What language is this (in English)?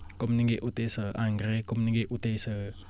Wolof